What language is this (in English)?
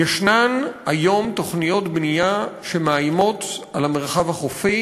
Hebrew